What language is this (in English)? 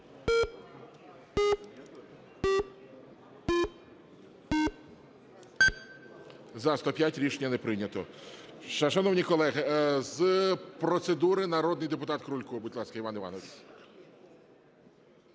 Ukrainian